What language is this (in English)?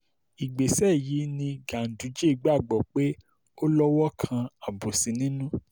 Yoruba